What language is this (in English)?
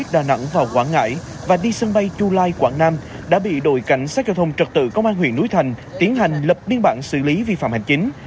Vietnamese